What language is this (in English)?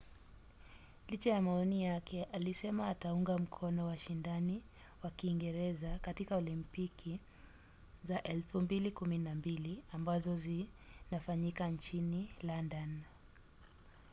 Swahili